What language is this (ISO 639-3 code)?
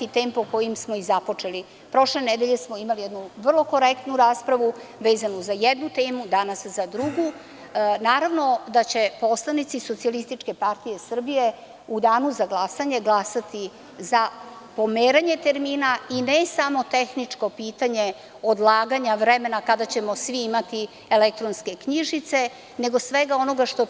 srp